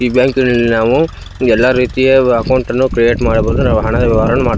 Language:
Kannada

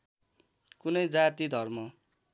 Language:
Nepali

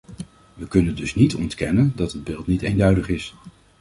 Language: Dutch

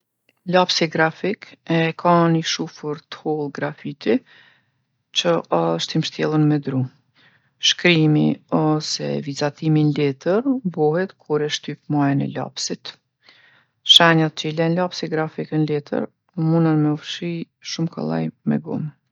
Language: Gheg Albanian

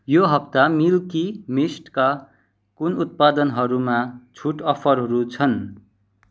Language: Nepali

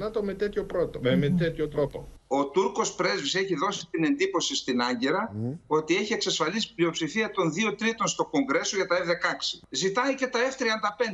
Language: Greek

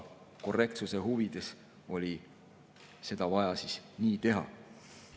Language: Estonian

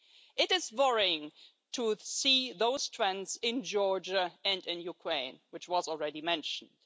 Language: English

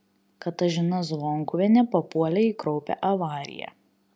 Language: Lithuanian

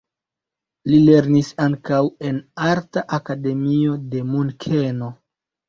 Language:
Esperanto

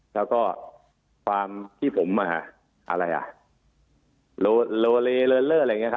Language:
Thai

